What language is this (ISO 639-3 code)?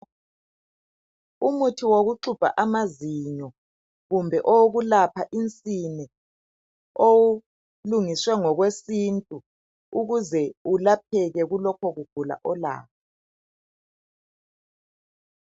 nde